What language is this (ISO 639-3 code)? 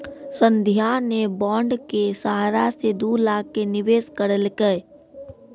mai